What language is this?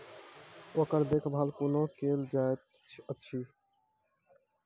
Maithili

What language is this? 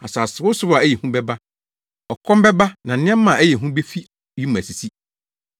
Akan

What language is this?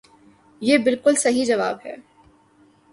Urdu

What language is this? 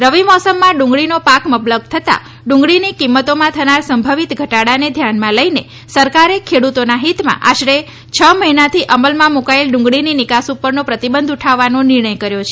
Gujarati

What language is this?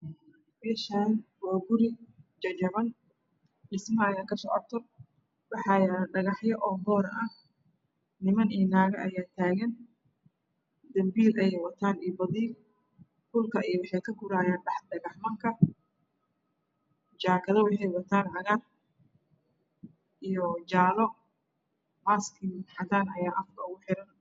Somali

